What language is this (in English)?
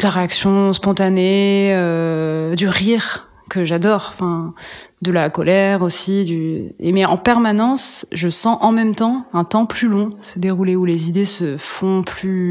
French